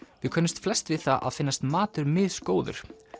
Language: Icelandic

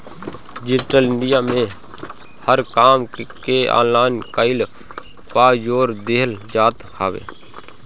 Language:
Bhojpuri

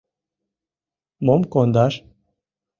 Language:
Mari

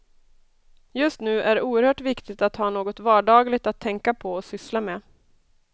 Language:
Swedish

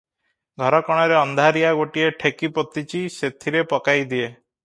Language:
Odia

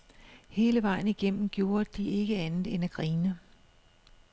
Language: Danish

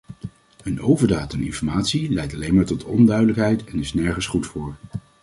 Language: Dutch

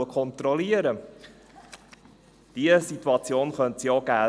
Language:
Swiss German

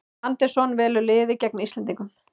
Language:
Icelandic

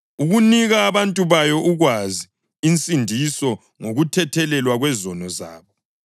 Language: North Ndebele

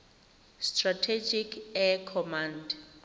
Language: Tswana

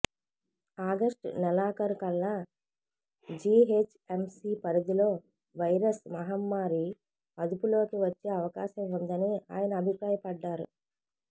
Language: Telugu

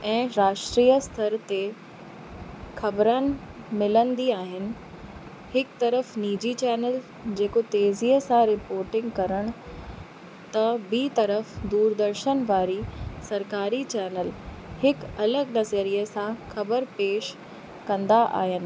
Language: Sindhi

